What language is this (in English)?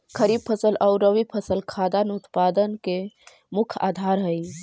Magahi